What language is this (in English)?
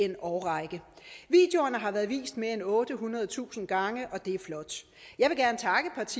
Danish